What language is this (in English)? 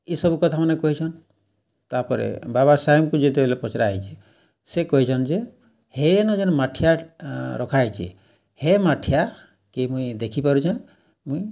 Odia